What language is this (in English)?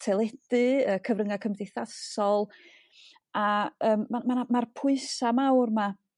Welsh